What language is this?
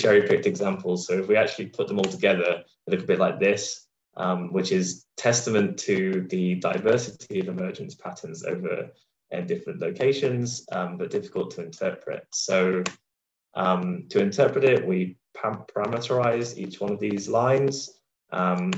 English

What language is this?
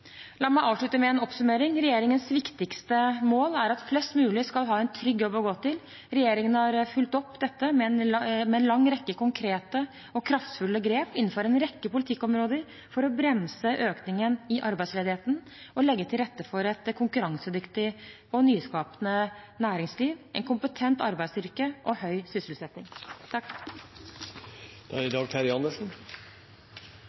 Norwegian Bokmål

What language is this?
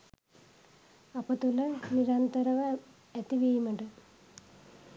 Sinhala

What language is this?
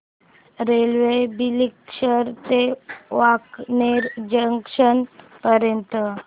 Marathi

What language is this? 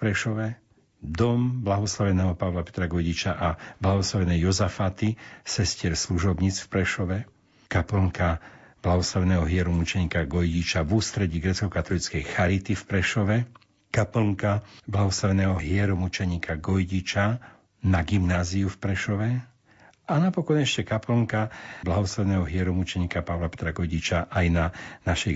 Slovak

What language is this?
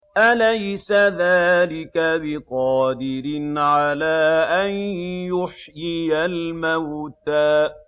Arabic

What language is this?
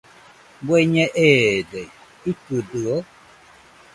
Nüpode Huitoto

